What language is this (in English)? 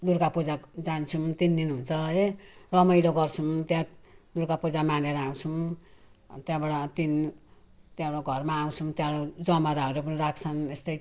Nepali